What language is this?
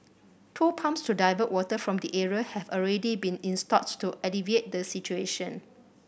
English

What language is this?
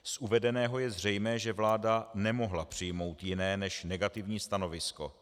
Czech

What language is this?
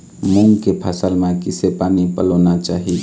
Chhattisgarhi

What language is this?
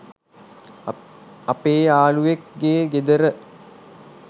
Sinhala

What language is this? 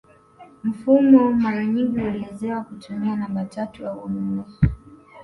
Swahili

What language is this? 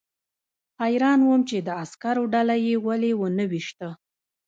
Pashto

